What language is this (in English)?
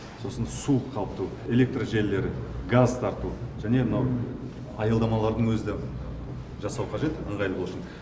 Kazakh